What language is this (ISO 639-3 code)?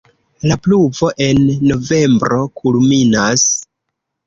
epo